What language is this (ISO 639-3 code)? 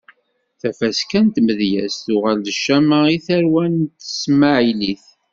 kab